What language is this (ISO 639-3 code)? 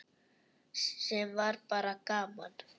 isl